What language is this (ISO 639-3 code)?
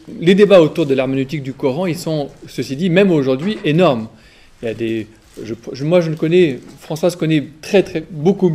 fra